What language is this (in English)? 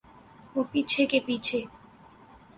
Urdu